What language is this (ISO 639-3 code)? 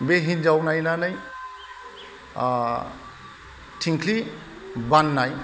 brx